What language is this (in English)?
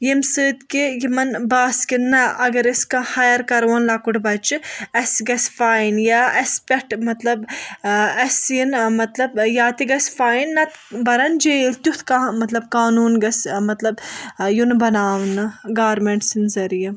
Kashmiri